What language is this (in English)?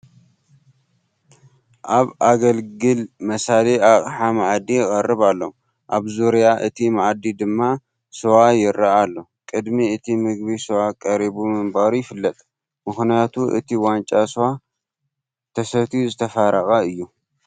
Tigrinya